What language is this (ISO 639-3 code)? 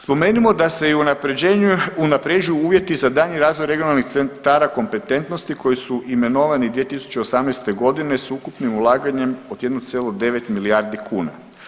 hrv